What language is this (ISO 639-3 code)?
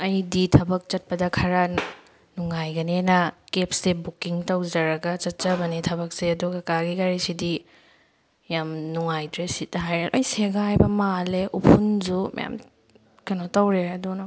mni